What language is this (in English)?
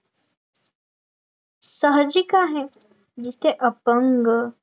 Marathi